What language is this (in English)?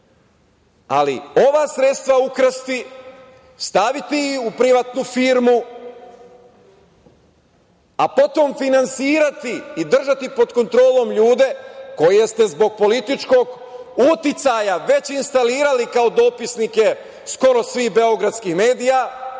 Serbian